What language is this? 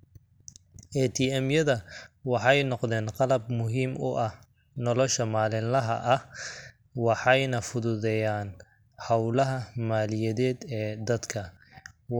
Somali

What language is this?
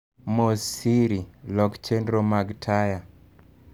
Luo (Kenya and Tanzania)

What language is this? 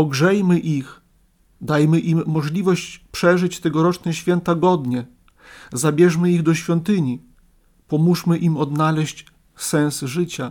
Polish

